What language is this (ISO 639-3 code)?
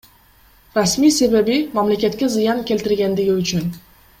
kir